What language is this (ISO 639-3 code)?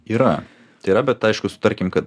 lit